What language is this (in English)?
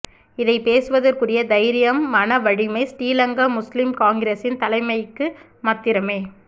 Tamil